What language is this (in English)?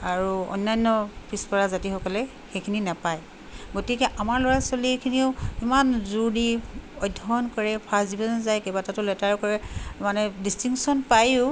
Assamese